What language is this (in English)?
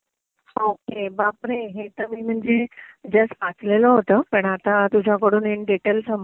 Marathi